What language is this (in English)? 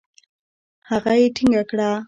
Pashto